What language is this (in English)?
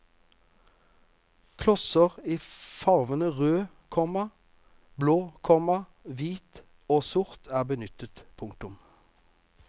Norwegian